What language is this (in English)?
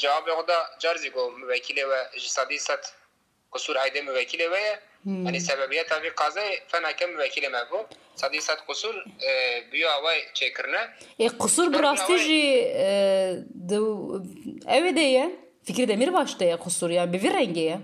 Turkish